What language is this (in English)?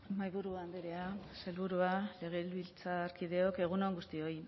Basque